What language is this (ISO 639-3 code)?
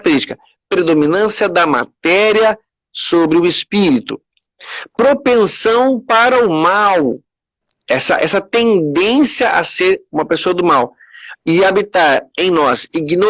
por